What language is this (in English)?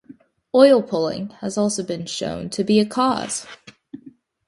English